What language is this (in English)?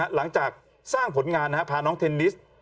Thai